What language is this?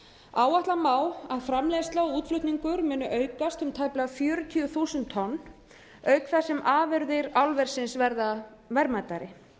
Icelandic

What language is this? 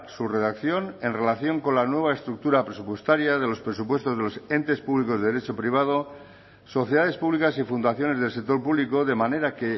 Spanish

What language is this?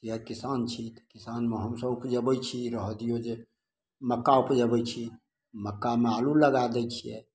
Maithili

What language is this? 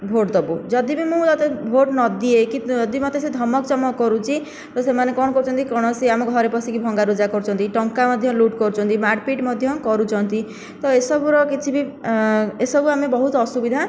Odia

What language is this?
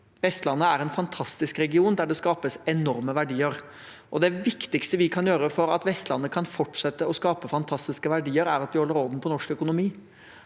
Norwegian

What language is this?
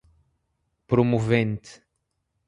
Portuguese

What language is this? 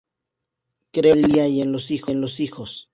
Spanish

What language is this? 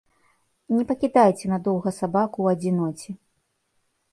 Belarusian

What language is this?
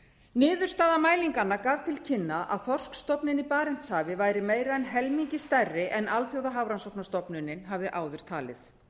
Icelandic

